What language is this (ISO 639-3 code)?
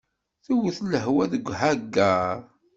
kab